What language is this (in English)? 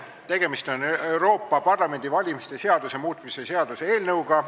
Estonian